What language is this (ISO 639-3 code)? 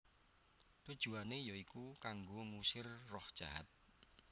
jav